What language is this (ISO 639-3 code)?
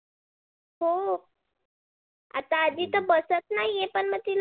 mar